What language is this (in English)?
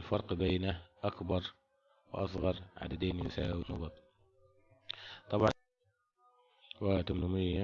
Arabic